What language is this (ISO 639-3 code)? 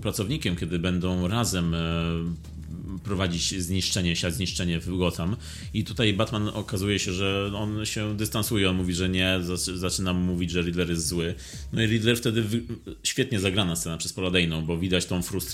pol